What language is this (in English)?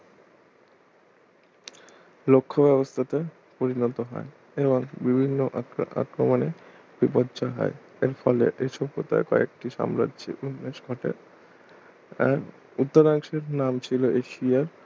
Bangla